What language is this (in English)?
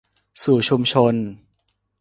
Thai